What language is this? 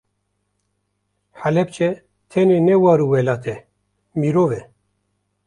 Kurdish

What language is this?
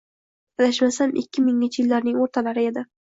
Uzbek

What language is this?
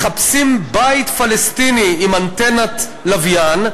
Hebrew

